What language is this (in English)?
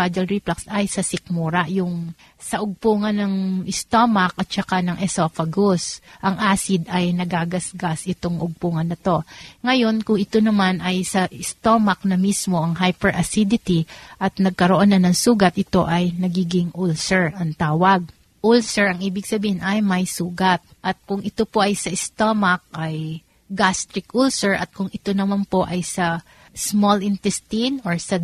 Filipino